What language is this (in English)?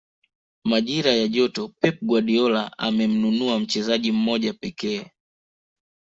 Swahili